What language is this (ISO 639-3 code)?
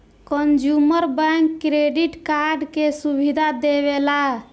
bho